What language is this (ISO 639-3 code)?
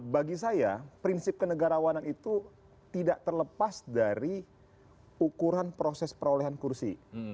ind